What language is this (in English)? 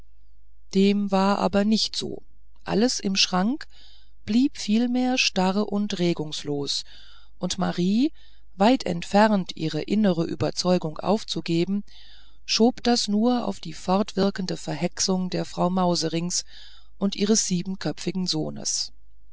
German